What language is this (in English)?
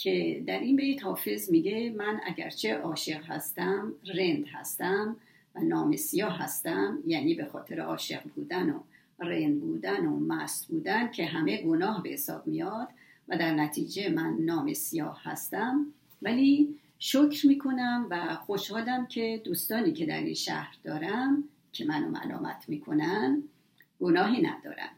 Persian